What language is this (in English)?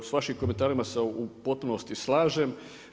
Croatian